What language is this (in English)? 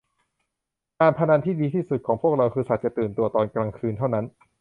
Thai